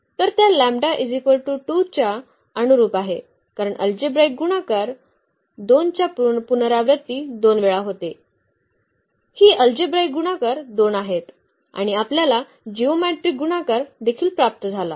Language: Marathi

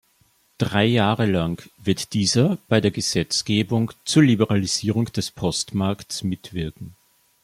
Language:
German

